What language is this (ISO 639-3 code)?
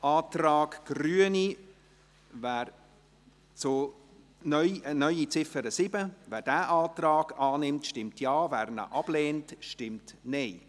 gsw